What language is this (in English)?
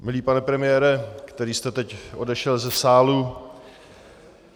Czech